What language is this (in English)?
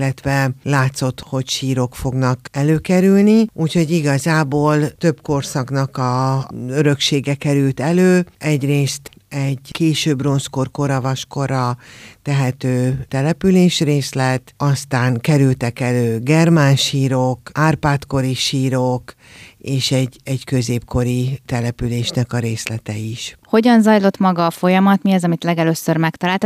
Hungarian